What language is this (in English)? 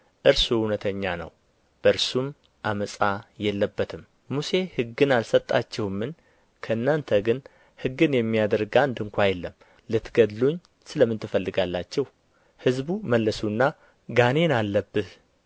Amharic